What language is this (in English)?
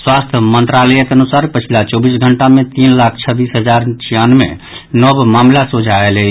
Maithili